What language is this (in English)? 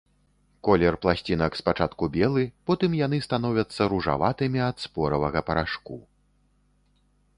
Belarusian